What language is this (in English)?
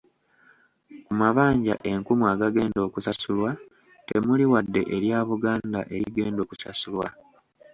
Ganda